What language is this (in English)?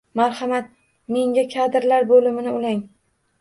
Uzbek